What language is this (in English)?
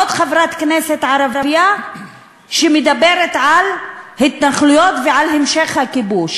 Hebrew